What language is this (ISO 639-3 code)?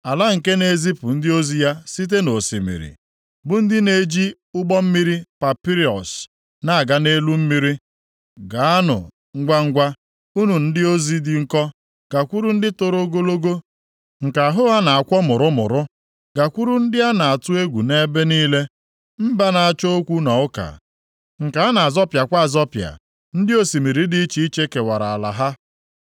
ibo